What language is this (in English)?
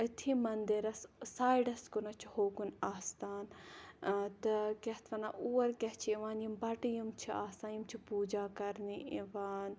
Kashmiri